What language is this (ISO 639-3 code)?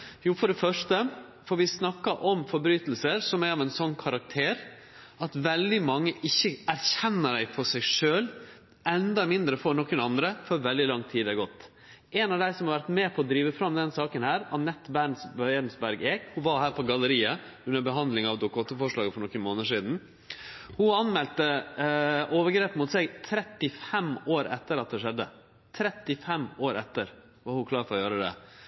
nno